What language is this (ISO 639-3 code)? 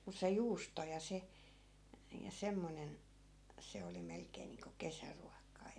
fin